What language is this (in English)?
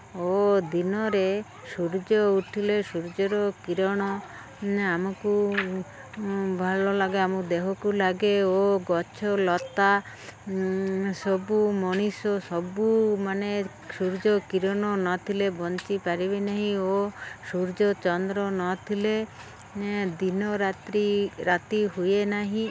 Odia